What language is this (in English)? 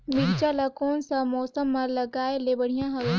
Chhattisgarhi